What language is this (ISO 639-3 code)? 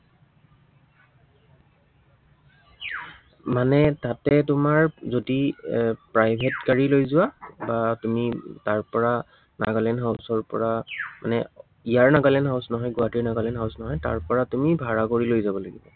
asm